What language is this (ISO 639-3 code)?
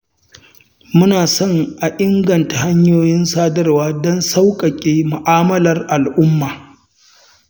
hau